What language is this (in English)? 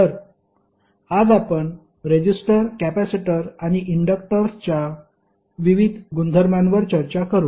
Marathi